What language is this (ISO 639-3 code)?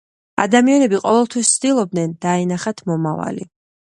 kat